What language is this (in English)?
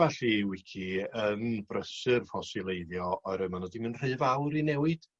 Welsh